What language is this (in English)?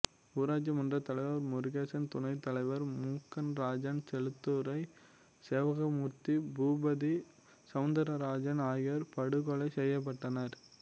Tamil